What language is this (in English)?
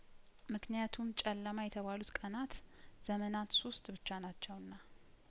Amharic